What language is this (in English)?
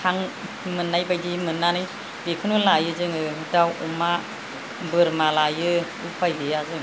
Bodo